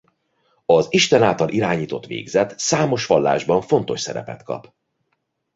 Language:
Hungarian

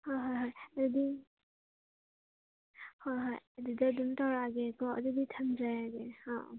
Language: Manipuri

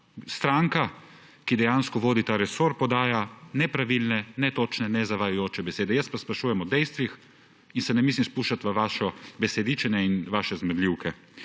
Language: Slovenian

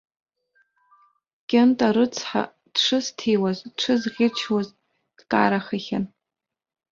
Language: Abkhazian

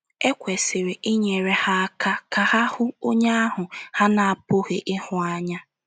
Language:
Igbo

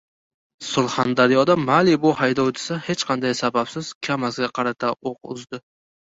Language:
Uzbek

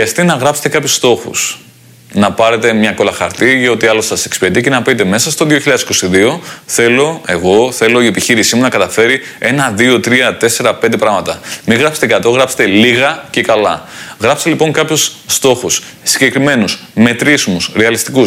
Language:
Greek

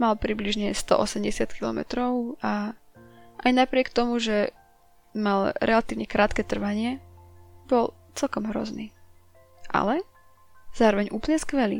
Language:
Slovak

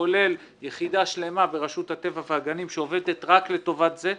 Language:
Hebrew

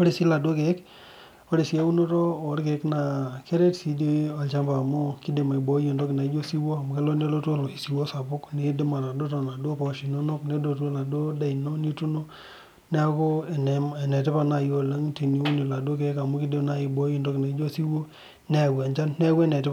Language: Masai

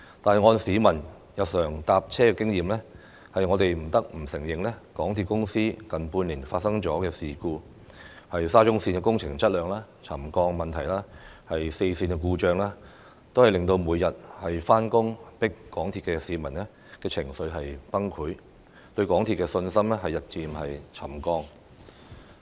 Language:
Cantonese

